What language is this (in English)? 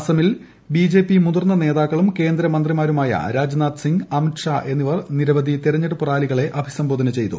Malayalam